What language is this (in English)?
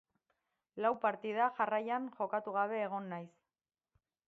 Basque